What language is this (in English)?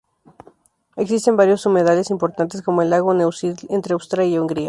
Spanish